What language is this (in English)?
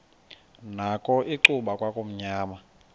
Xhosa